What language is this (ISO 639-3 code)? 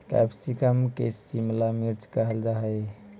mag